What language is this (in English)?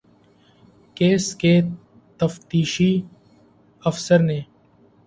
Urdu